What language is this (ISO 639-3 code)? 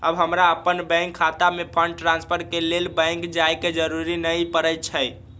mag